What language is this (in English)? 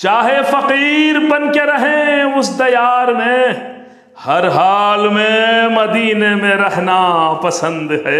Urdu